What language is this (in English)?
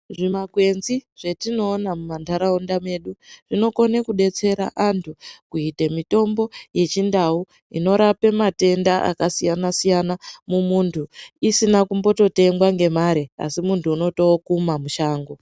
Ndau